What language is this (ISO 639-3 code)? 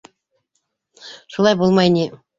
bak